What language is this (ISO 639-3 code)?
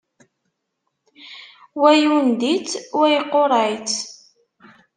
kab